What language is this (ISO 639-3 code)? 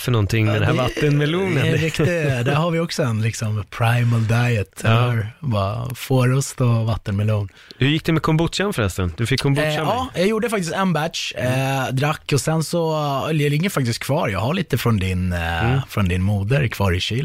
swe